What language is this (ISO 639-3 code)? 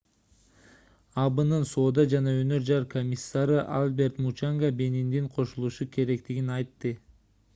kir